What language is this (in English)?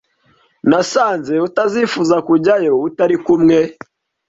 Kinyarwanda